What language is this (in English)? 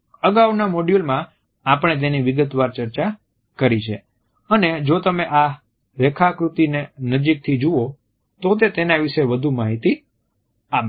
Gujarati